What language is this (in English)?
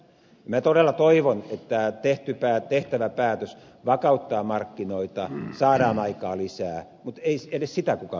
Finnish